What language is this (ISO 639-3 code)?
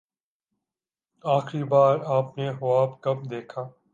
urd